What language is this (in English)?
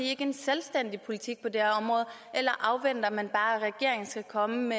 Danish